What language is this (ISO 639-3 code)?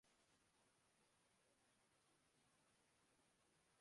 urd